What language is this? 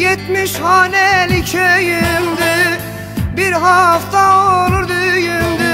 Turkish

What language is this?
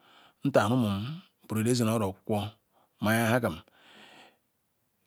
Ikwere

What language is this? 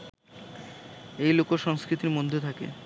Bangla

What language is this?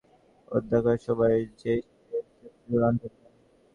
Bangla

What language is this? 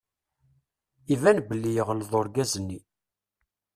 Kabyle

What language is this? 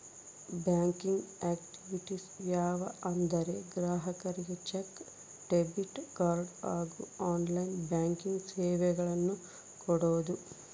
Kannada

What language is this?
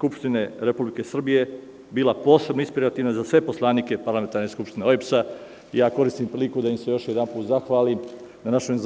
Serbian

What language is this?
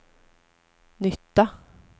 Swedish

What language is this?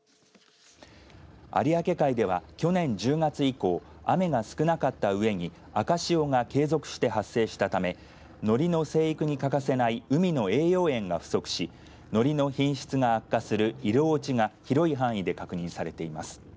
Japanese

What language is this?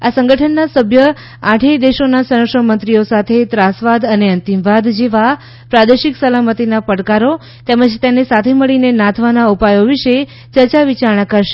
Gujarati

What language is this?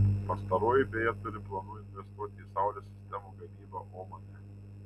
Lithuanian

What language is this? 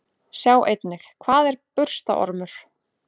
Icelandic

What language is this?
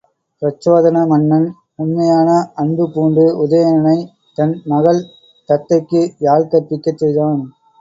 Tamil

